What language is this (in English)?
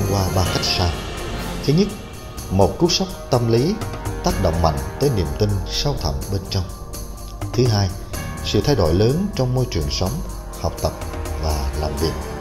Vietnamese